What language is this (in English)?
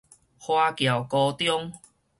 Min Nan Chinese